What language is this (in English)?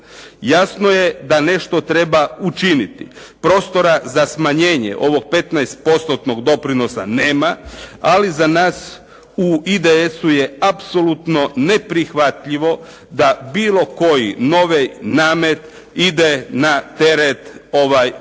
Croatian